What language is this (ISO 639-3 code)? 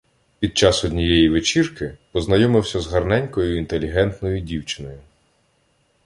ukr